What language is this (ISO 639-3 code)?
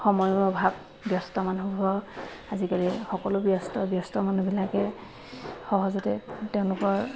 asm